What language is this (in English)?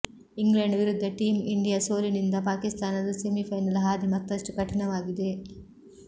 Kannada